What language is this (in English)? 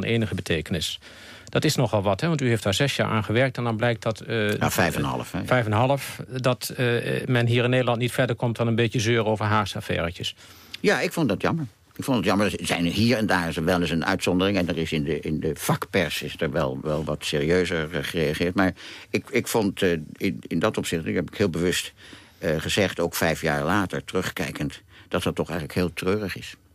Dutch